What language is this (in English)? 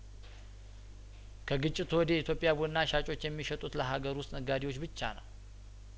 Amharic